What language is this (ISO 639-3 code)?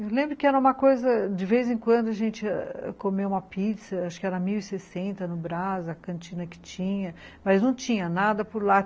por